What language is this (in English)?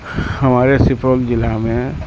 Urdu